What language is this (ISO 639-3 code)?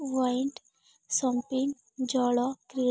ori